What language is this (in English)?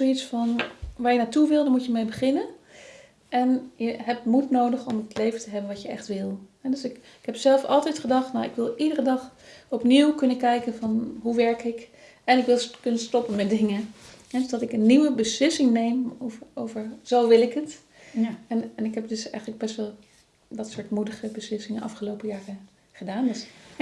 Dutch